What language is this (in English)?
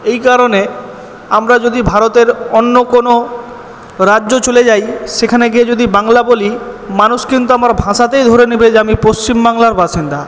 Bangla